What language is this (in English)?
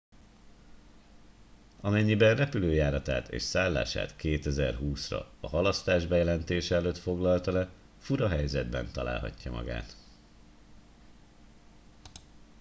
Hungarian